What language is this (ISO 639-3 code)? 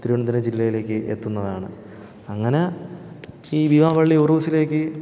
mal